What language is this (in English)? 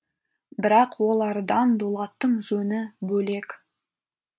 Kazakh